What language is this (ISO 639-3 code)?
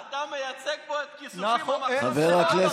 heb